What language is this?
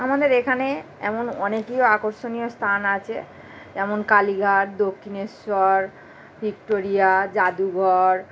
Bangla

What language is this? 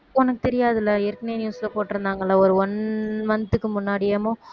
Tamil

